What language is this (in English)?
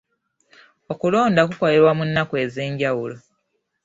Ganda